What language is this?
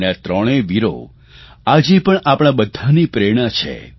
Gujarati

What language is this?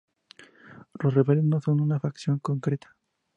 Spanish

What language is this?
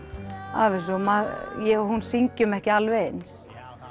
Icelandic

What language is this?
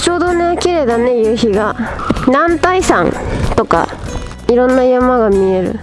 Japanese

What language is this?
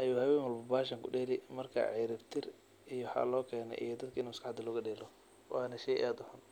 Somali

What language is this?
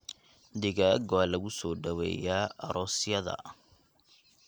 Somali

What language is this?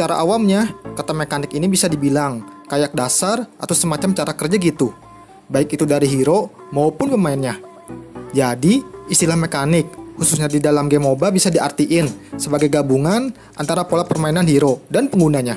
Indonesian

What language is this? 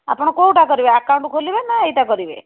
Odia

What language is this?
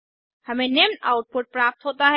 Hindi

